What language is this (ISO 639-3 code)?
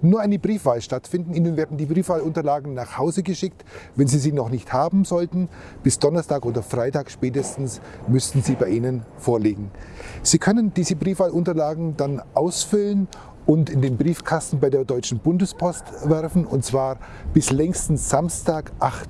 deu